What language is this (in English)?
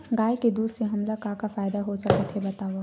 Chhattisgarhi